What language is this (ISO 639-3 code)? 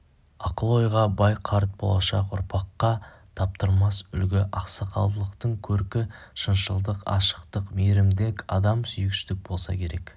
kaz